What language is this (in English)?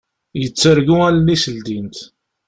Kabyle